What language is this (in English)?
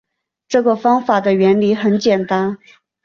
Chinese